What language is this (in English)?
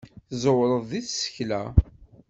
Kabyle